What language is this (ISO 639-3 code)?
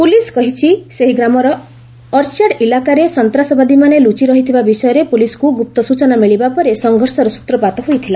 ori